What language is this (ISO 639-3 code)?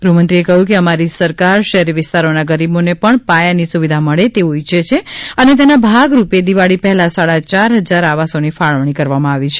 guj